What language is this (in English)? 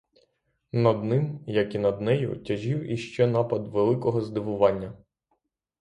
Ukrainian